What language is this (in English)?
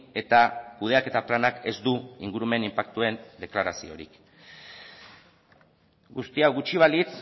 Basque